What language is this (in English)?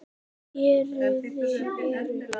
Icelandic